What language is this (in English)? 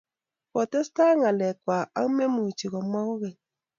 Kalenjin